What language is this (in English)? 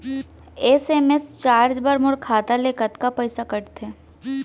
Chhattisgarhi